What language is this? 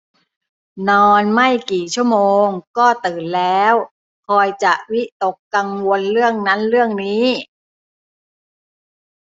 Thai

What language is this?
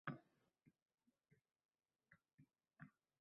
Uzbek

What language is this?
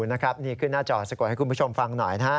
Thai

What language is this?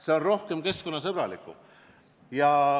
Estonian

